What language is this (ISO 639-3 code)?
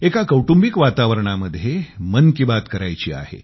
mar